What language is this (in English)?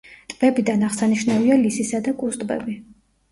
Georgian